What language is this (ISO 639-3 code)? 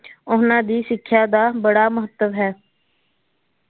pan